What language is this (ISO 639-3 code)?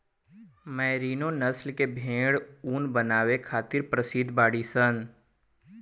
bho